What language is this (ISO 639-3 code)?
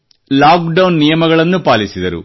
kan